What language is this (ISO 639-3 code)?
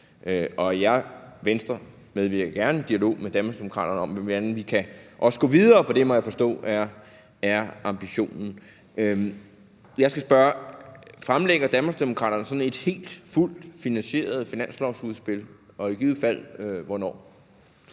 dan